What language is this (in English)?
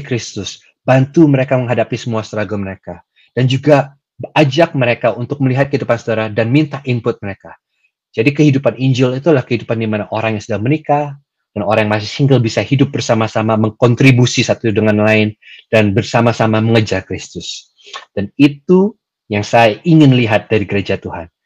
Indonesian